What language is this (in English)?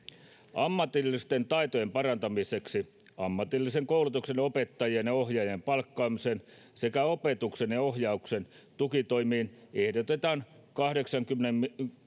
Finnish